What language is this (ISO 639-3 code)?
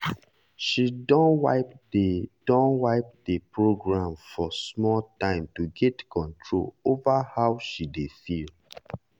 pcm